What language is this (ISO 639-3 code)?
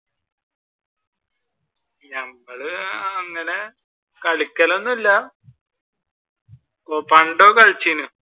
mal